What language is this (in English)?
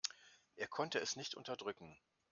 German